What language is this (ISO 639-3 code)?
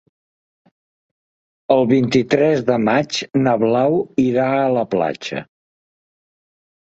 cat